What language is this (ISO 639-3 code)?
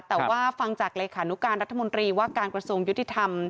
tha